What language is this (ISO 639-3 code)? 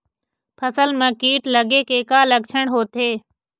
hne